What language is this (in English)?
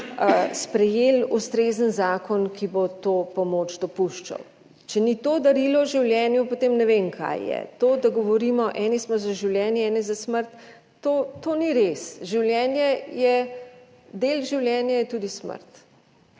Slovenian